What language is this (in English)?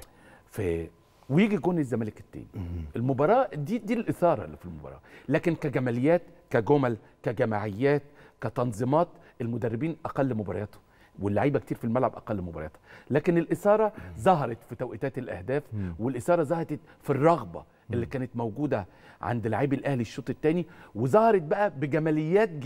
Arabic